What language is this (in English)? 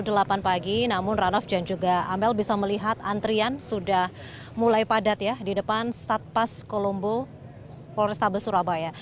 Indonesian